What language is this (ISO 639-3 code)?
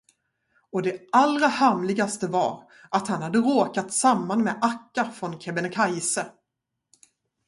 swe